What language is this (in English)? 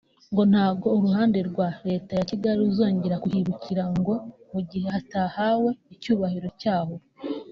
Kinyarwanda